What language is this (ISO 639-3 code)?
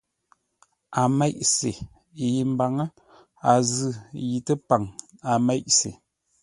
nla